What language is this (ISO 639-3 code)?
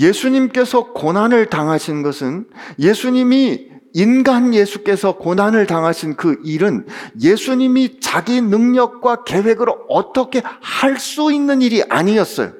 kor